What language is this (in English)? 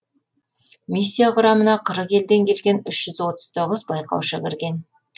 Kazakh